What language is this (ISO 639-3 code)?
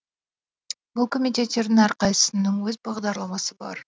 kaz